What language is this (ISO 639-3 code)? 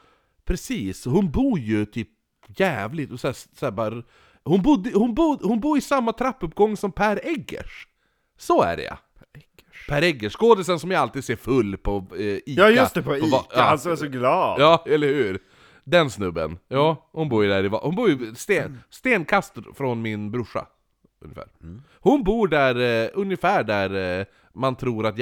swe